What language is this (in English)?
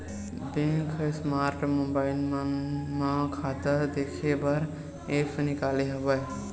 Chhattisgarhi